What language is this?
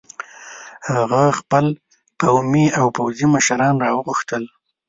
Pashto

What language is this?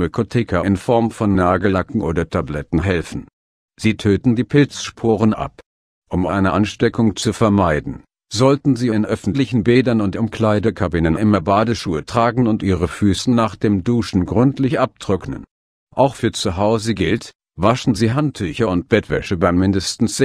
German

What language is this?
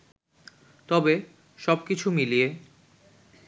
Bangla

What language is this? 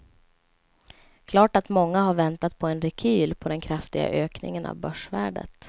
Swedish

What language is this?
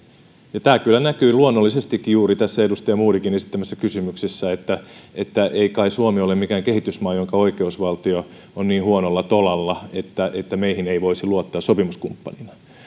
Finnish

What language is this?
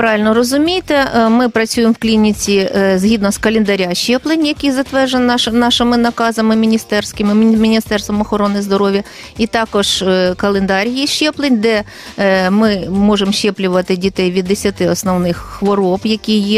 Ukrainian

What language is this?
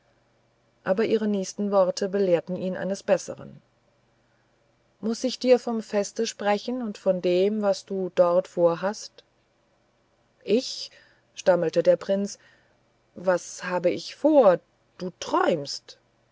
German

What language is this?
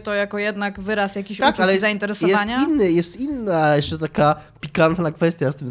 Polish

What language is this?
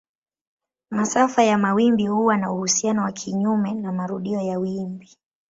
Swahili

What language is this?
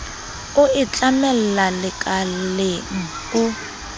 Southern Sotho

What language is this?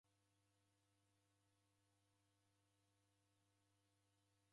Taita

